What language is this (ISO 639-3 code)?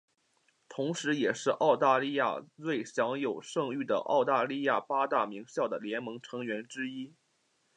zho